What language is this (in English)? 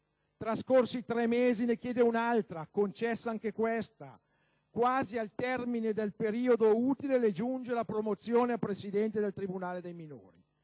Italian